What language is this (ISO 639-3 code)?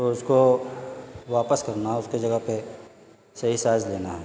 urd